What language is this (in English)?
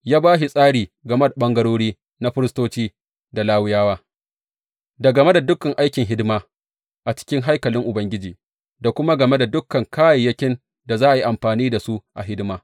Hausa